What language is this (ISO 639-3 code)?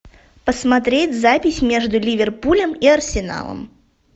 rus